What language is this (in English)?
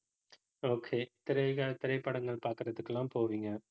Tamil